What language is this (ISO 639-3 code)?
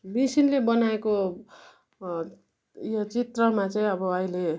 nep